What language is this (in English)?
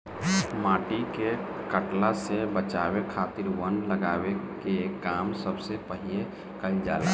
Bhojpuri